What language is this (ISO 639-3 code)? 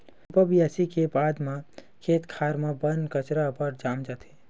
hne